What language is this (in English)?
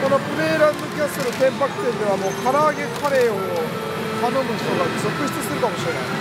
Japanese